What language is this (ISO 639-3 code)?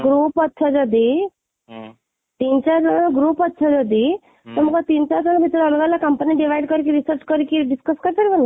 ori